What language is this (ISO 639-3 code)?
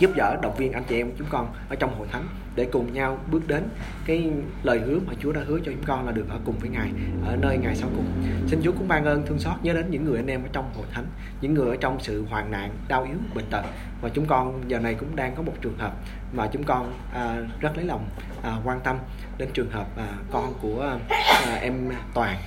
vie